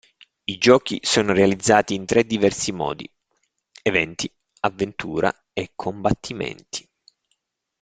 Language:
Italian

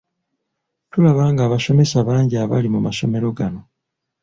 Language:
Ganda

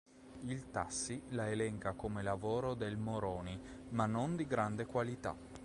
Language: Italian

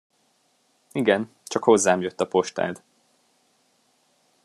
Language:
Hungarian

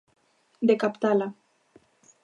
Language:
Galician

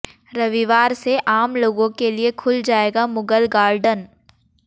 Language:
Hindi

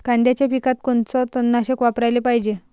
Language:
Marathi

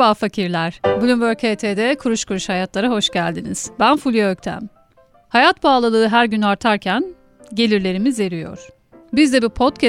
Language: Turkish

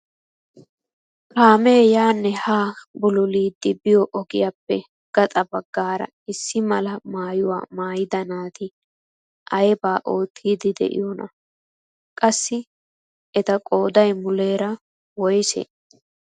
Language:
Wolaytta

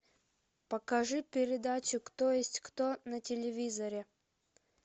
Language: Russian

